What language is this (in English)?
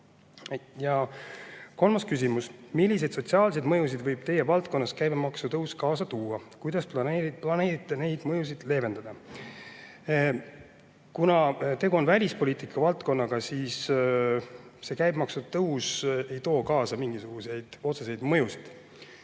Estonian